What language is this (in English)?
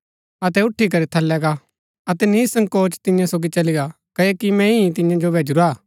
Gaddi